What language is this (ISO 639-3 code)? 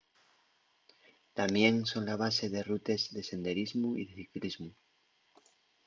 ast